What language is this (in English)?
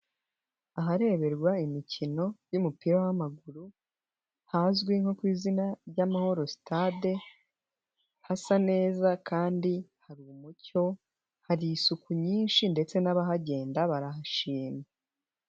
Kinyarwanda